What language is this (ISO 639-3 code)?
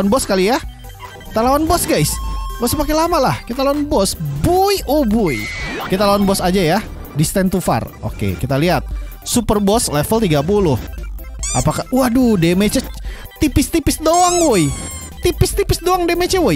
ind